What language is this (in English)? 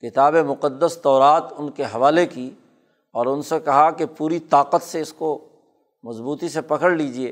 Urdu